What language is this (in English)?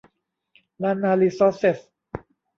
Thai